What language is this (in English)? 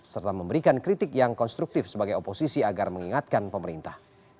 Indonesian